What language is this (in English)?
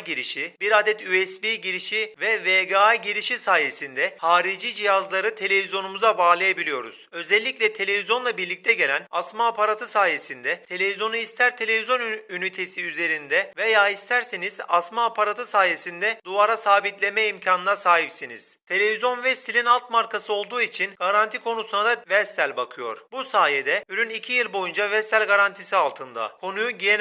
Turkish